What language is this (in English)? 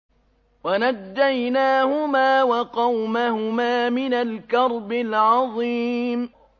Arabic